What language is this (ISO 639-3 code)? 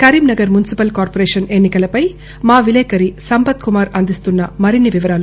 tel